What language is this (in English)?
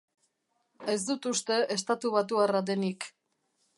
Basque